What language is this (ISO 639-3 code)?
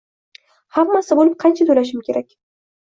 uzb